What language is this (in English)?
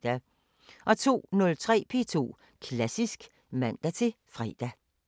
Danish